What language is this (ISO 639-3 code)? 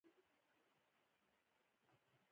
pus